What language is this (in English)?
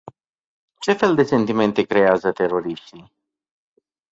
Romanian